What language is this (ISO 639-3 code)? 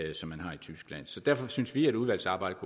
dan